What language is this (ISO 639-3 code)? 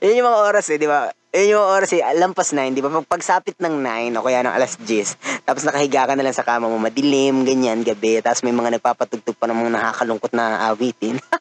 fil